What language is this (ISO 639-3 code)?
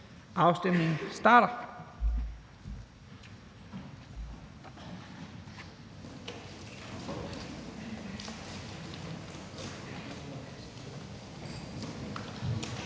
dan